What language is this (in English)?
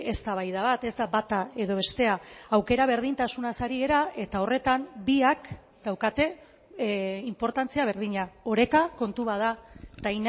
Basque